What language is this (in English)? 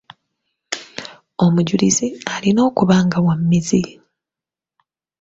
Ganda